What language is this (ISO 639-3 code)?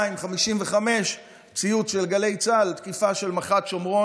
heb